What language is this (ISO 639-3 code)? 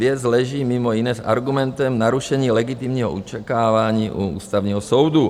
ces